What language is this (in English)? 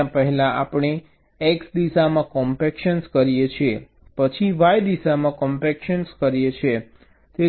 Gujarati